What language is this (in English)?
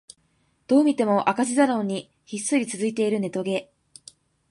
Japanese